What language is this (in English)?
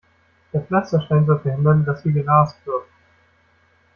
German